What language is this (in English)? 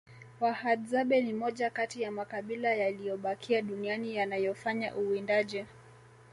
Swahili